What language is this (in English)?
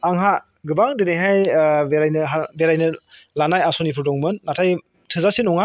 Bodo